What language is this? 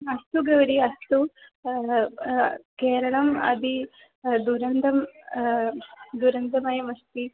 Sanskrit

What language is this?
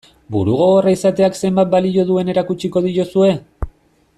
Basque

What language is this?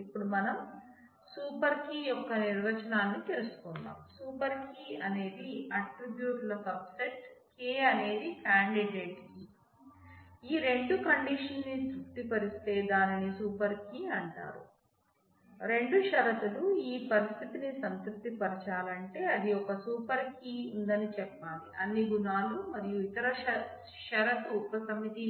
Telugu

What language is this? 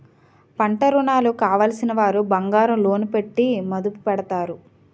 Telugu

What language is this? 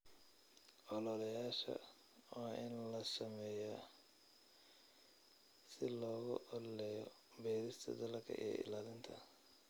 Somali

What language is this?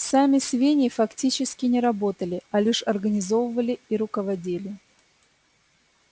Russian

